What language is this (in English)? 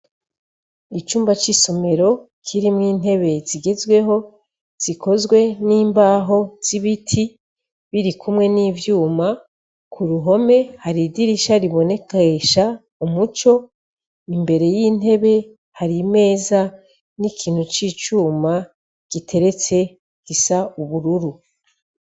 Rundi